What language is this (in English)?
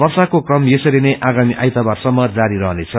Nepali